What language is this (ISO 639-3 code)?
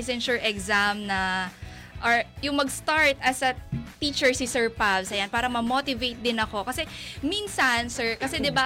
fil